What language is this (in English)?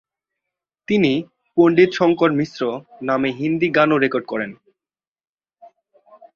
Bangla